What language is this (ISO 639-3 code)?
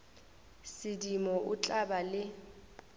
nso